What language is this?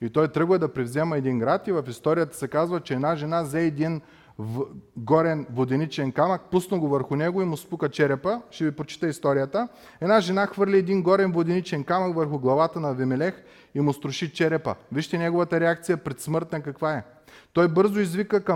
Bulgarian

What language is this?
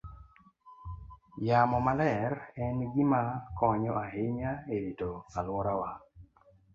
Luo (Kenya and Tanzania)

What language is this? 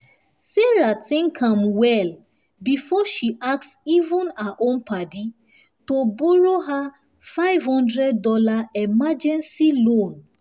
Nigerian Pidgin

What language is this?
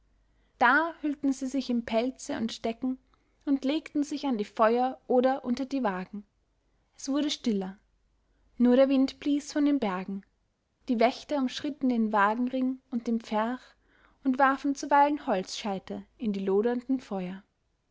German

